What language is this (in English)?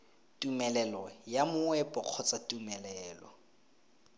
Tswana